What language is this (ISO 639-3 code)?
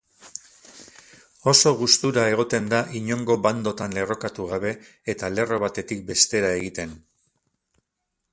eus